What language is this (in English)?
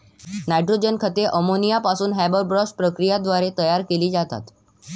Marathi